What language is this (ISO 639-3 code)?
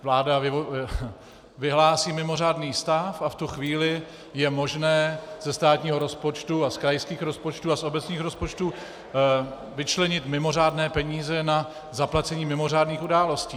ces